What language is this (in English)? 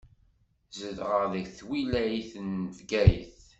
Kabyle